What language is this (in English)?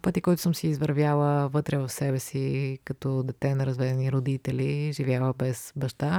Bulgarian